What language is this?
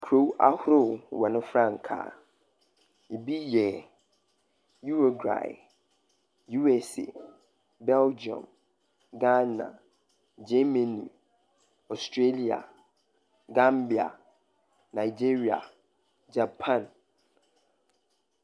Akan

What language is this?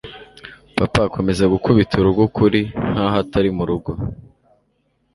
Kinyarwanda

